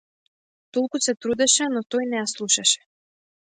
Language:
Macedonian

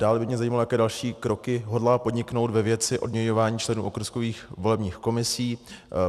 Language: Czech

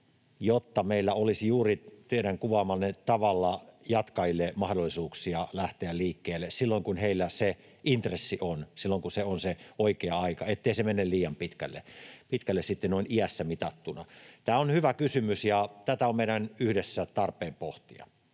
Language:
Finnish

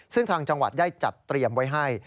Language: Thai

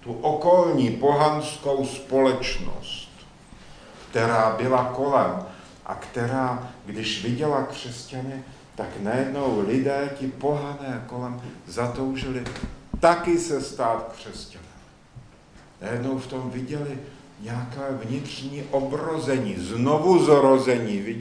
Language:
Czech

